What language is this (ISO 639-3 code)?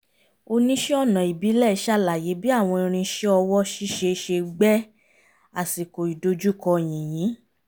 yor